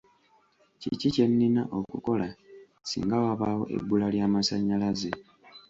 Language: Ganda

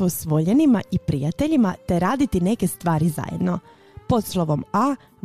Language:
Croatian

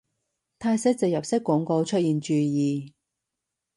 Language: Cantonese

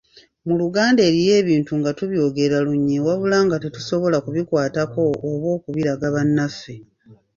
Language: Ganda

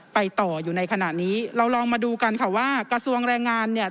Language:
Thai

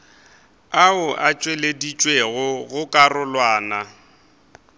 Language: Northern Sotho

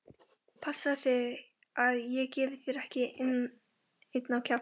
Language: Icelandic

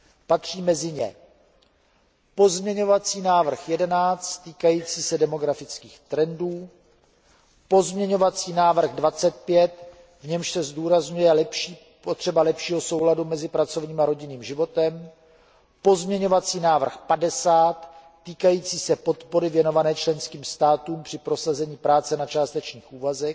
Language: Czech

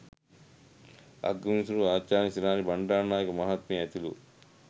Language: Sinhala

